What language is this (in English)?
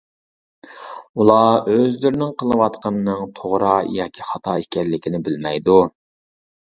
Uyghur